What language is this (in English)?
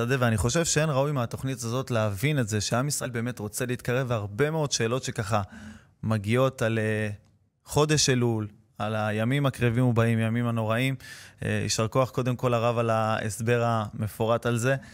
Hebrew